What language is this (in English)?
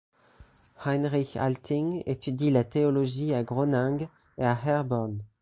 French